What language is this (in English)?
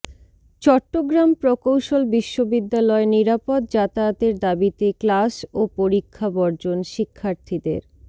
Bangla